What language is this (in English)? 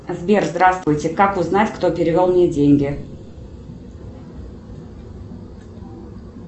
Russian